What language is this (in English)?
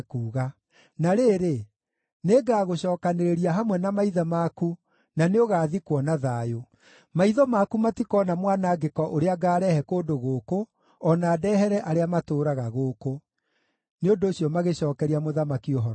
Kikuyu